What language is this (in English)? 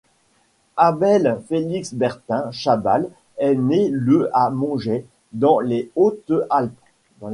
French